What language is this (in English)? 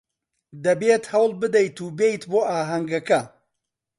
Central Kurdish